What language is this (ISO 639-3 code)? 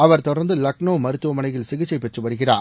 tam